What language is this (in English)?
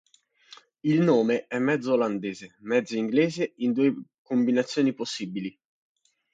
Italian